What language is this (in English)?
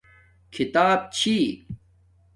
Domaaki